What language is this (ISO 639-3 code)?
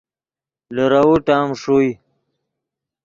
ydg